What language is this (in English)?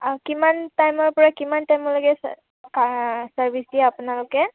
Assamese